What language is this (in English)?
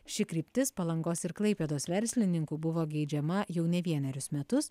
Lithuanian